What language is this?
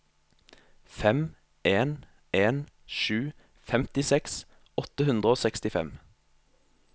Norwegian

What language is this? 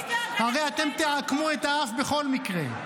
Hebrew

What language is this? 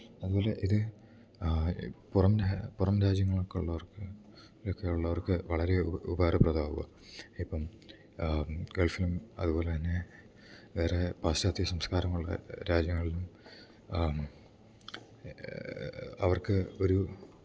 Malayalam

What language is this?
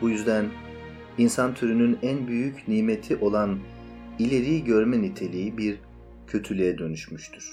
Turkish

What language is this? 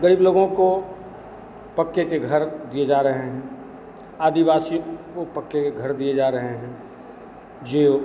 Hindi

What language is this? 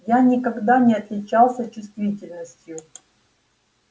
Russian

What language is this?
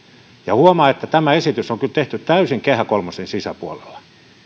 Finnish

